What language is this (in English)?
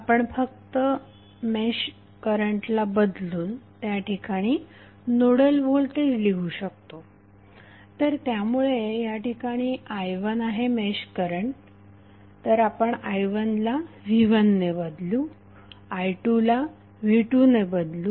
Marathi